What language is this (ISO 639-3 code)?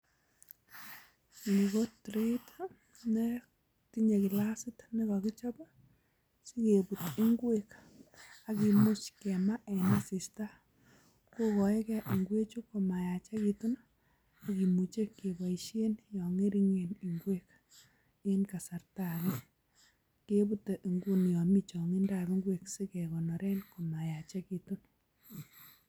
kln